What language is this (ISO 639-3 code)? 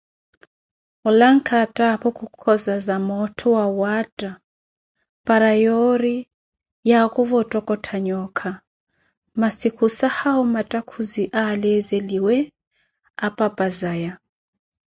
eko